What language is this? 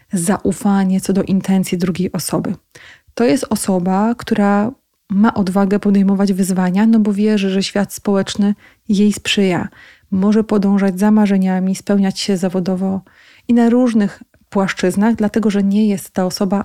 Polish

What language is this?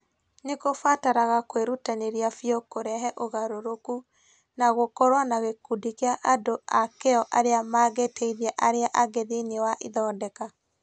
Kikuyu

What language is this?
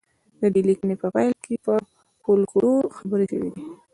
Pashto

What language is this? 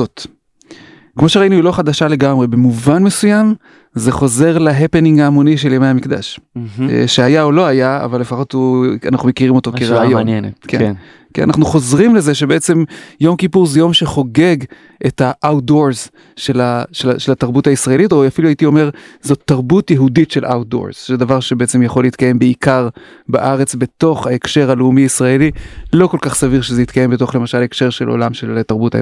Hebrew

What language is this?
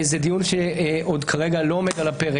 Hebrew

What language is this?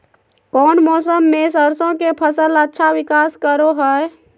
Magahi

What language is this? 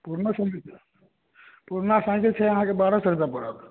Maithili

